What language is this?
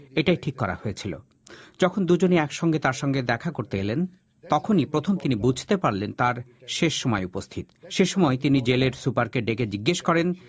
Bangla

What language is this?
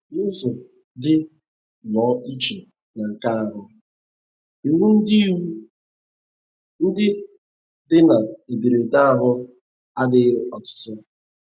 Igbo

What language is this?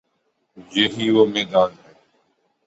Urdu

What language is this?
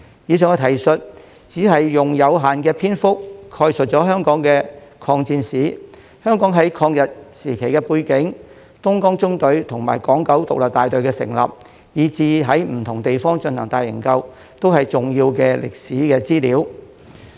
Cantonese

